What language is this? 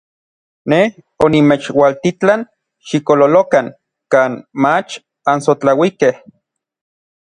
Orizaba Nahuatl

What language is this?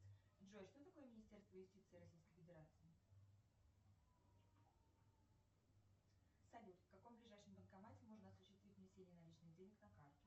Russian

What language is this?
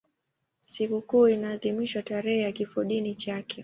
Swahili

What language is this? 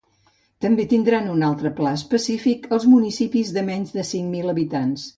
Catalan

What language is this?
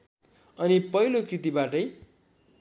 Nepali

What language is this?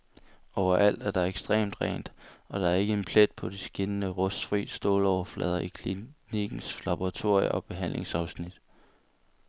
Danish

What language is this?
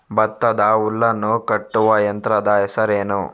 Kannada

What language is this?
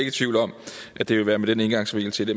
Danish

